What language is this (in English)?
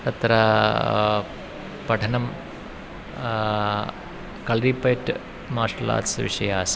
Sanskrit